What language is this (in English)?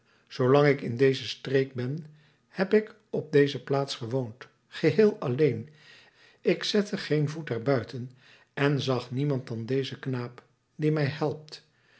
Dutch